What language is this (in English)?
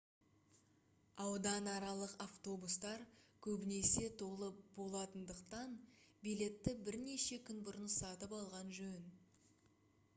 Kazakh